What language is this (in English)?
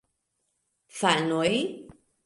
Esperanto